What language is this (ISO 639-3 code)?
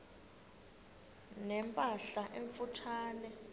xho